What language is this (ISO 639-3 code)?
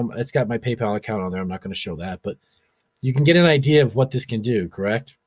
eng